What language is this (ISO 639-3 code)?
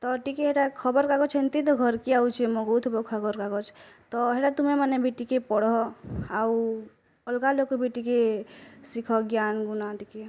ori